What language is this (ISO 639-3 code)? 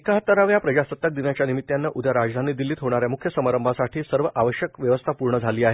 mar